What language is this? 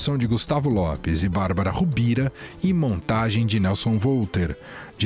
Portuguese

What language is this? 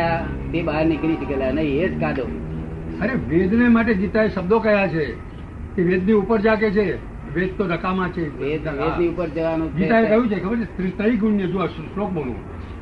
Gujarati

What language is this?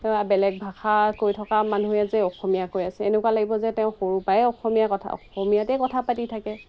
Assamese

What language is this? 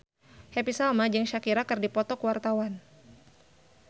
Sundanese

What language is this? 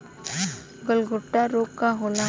Bhojpuri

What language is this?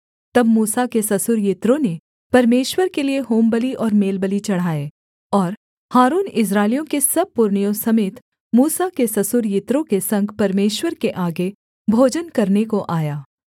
Hindi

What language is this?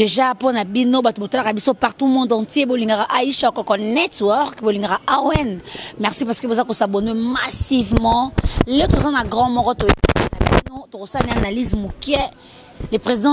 French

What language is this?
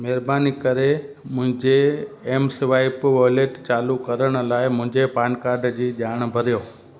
Sindhi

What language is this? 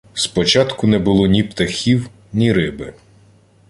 Ukrainian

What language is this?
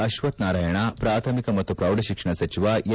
Kannada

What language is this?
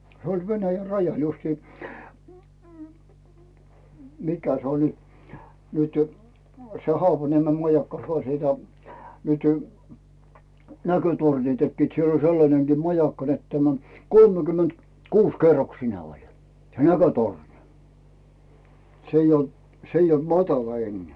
Finnish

